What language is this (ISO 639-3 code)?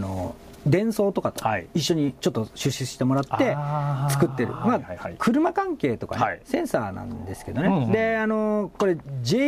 jpn